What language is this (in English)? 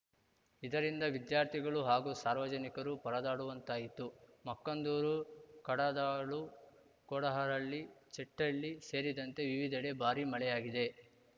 Kannada